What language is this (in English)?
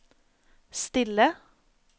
Norwegian